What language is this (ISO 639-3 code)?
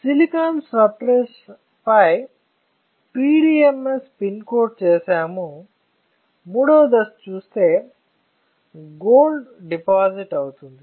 tel